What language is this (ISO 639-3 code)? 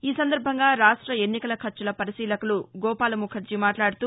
tel